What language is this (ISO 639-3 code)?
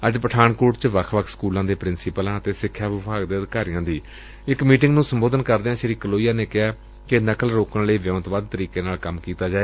pan